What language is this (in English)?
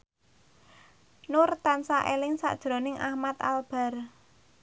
Javanese